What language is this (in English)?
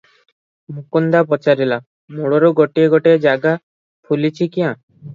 Odia